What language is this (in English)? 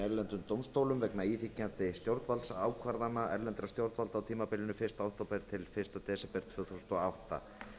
Icelandic